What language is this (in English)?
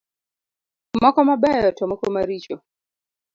Luo (Kenya and Tanzania)